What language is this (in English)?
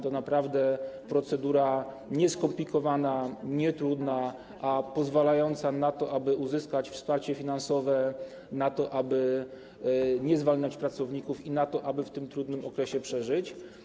Polish